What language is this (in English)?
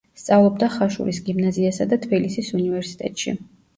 Georgian